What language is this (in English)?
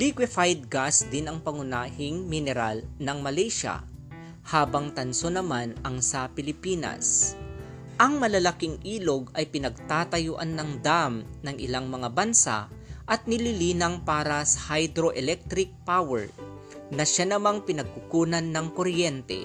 Filipino